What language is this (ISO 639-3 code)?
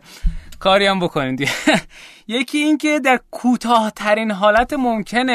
fas